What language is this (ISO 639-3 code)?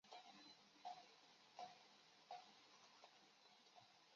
zho